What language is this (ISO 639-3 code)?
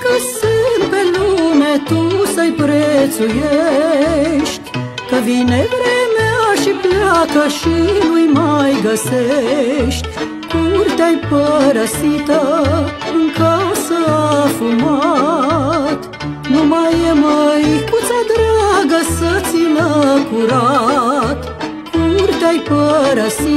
ron